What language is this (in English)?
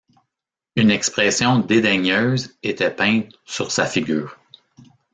French